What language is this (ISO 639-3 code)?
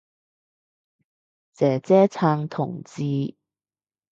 yue